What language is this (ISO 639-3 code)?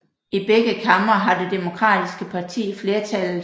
dan